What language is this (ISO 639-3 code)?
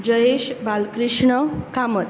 kok